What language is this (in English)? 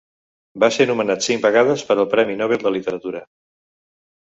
Catalan